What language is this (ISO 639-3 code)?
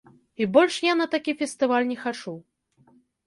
bel